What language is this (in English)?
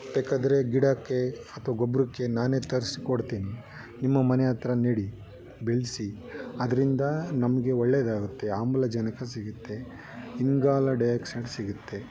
Kannada